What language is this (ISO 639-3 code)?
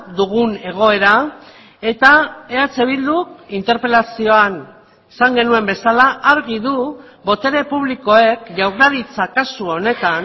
eus